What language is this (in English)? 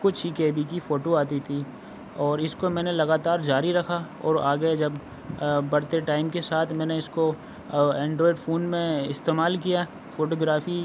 Urdu